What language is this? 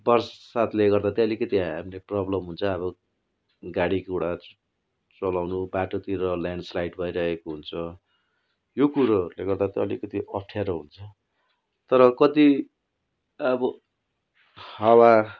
Nepali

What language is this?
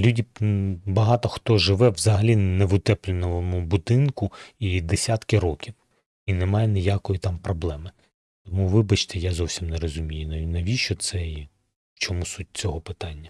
Ukrainian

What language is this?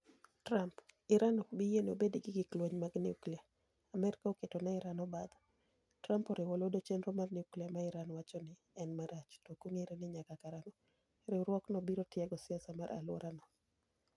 Luo (Kenya and Tanzania)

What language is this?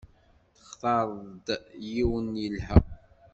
Kabyle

